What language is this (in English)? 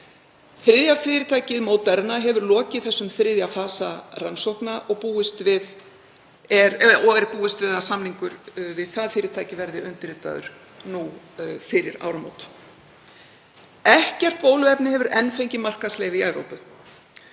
Icelandic